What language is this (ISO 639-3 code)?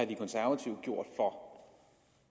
dan